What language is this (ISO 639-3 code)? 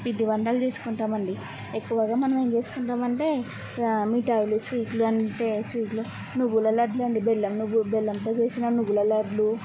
tel